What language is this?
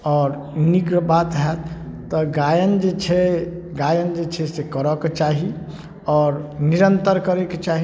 Maithili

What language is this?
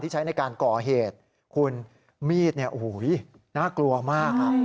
Thai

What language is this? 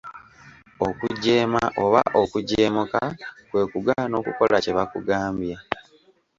Ganda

